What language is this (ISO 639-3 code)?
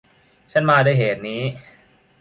tha